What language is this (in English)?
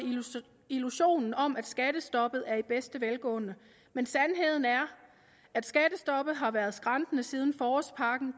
Danish